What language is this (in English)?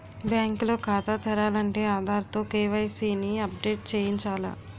Telugu